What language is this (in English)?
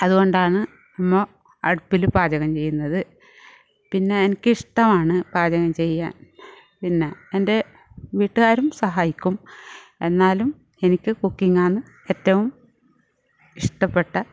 Malayalam